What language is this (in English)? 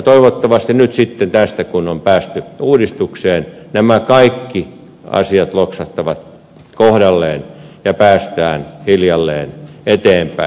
Finnish